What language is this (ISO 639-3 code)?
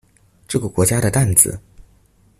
zho